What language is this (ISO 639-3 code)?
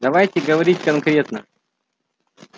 rus